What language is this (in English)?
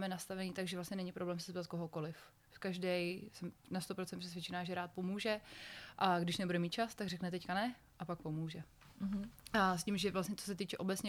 Czech